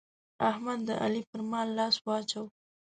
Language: Pashto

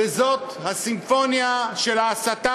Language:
Hebrew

